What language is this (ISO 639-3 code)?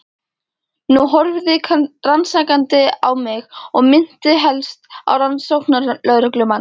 isl